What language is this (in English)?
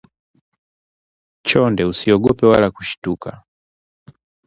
Swahili